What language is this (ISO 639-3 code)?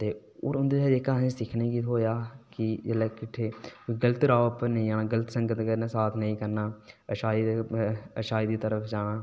doi